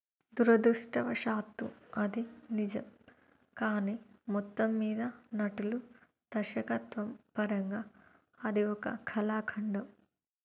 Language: Telugu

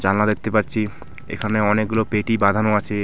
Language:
Bangla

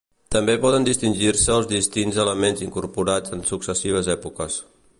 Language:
Catalan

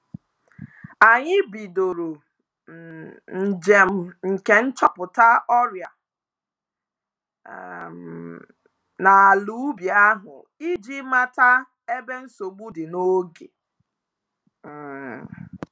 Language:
Igbo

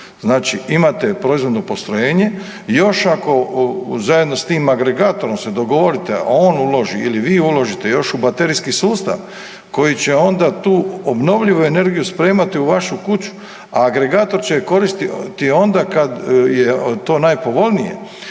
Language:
Croatian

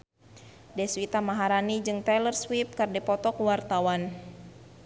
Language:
Sundanese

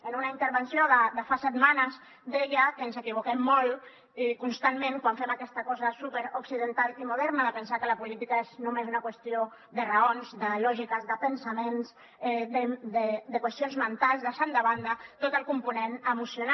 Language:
Catalan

